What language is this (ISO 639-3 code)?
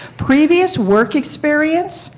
eng